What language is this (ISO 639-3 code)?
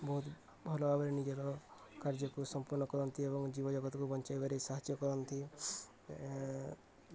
ori